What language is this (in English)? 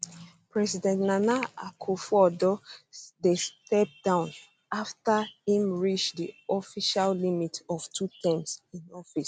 Nigerian Pidgin